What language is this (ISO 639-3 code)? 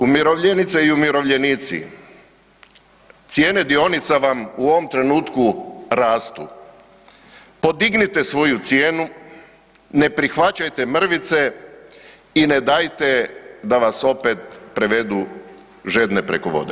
hrv